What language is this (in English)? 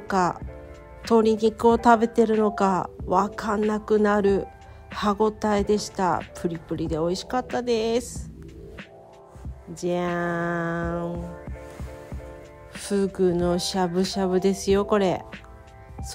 Japanese